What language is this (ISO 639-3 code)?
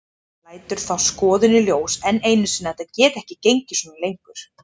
isl